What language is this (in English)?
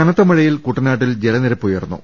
Malayalam